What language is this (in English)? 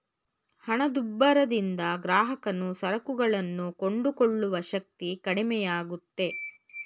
Kannada